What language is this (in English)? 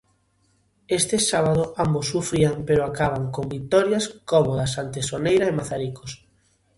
Galician